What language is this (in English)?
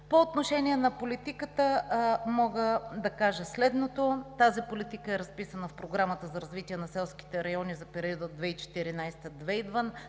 Bulgarian